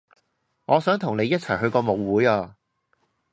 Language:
Cantonese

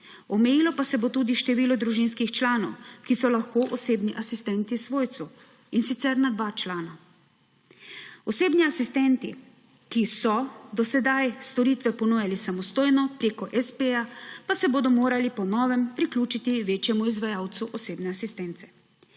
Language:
Slovenian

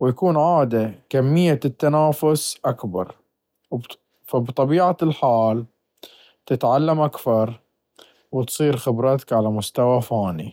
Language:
Baharna Arabic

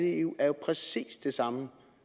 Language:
Danish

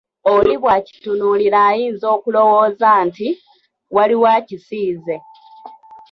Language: Ganda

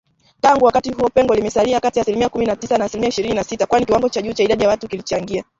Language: Swahili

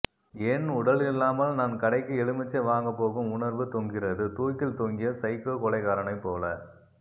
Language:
Tamil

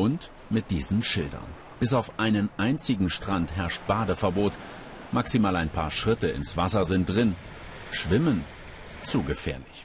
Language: German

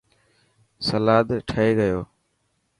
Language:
Dhatki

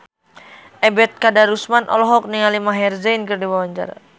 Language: Sundanese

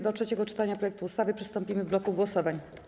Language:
Polish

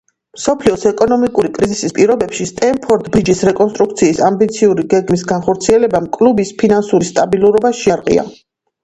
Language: Georgian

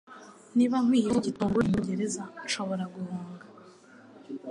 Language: Kinyarwanda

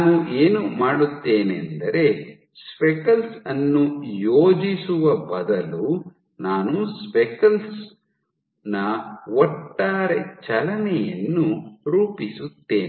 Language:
Kannada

